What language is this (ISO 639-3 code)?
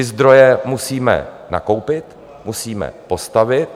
ces